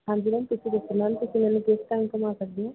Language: Punjabi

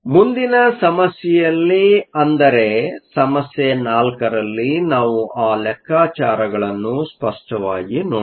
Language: Kannada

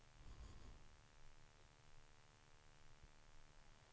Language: Swedish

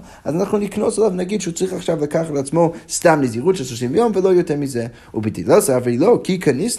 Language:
Hebrew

